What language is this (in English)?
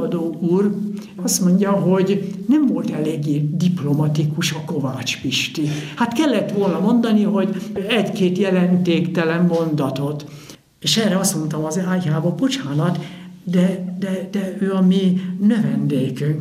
Hungarian